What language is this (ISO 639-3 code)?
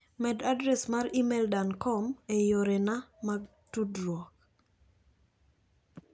luo